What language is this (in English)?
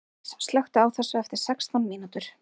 Icelandic